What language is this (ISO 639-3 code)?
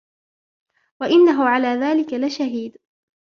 ara